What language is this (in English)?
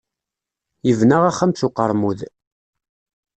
Kabyle